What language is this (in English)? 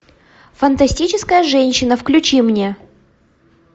Russian